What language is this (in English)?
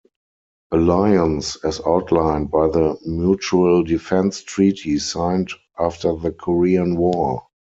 English